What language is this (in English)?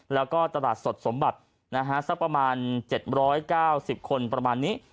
Thai